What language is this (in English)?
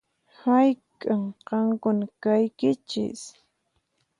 Puno Quechua